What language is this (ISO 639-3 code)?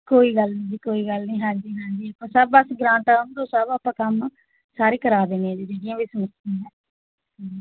pan